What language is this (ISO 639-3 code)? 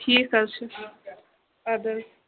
kas